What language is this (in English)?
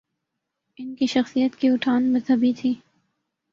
Urdu